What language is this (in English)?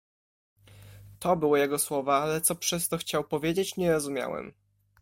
Polish